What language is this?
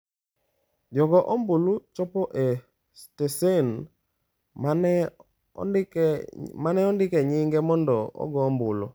Luo (Kenya and Tanzania)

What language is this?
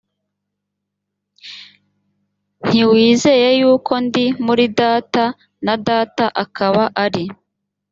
Kinyarwanda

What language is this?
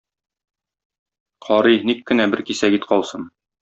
Tatar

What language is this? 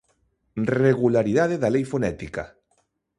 Galician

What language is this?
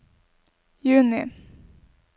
Norwegian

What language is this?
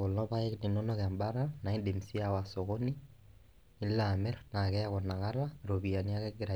Masai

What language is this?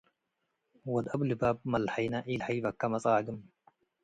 Tigre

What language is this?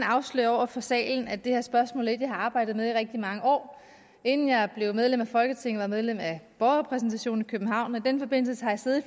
Danish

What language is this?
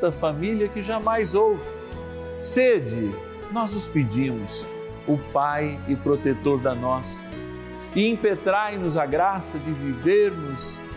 Portuguese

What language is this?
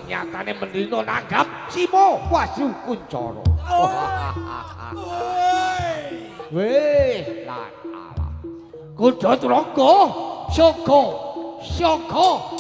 Thai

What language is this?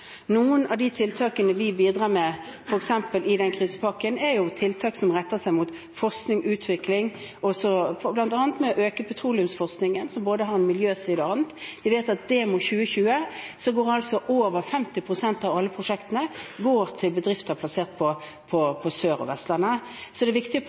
Norwegian Bokmål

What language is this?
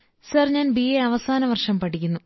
Malayalam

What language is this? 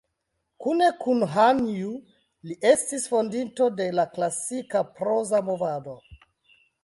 Esperanto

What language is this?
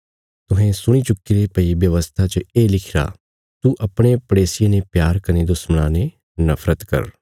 Bilaspuri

